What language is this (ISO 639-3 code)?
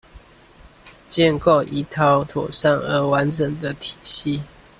zho